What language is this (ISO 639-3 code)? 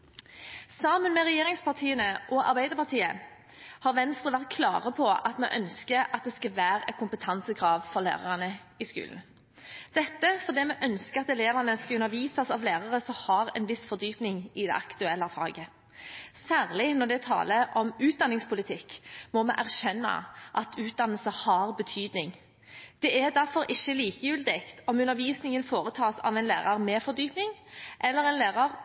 nob